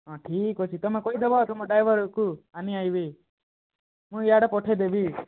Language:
Odia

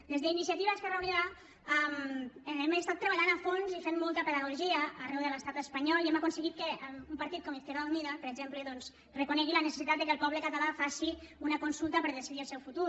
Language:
Catalan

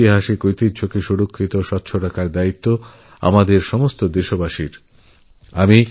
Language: Bangla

